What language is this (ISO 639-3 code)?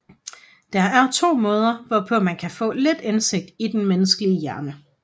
dan